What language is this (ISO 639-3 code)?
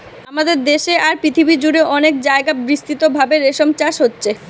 ben